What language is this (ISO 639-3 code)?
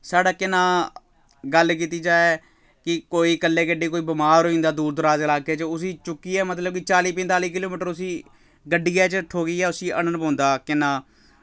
doi